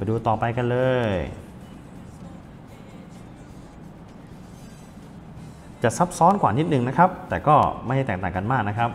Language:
Thai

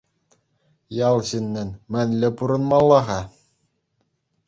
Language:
Chuvash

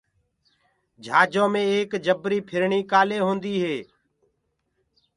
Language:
Gurgula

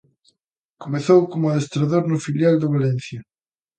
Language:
Galician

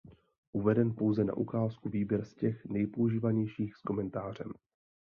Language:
Czech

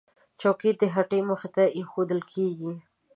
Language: Pashto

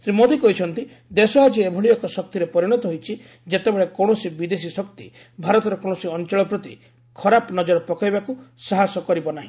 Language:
Odia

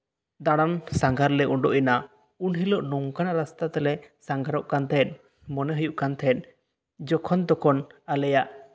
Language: Santali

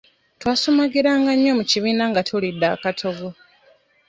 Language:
Ganda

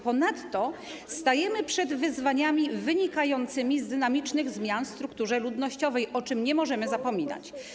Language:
Polish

